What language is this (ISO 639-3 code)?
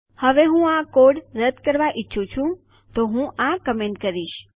guj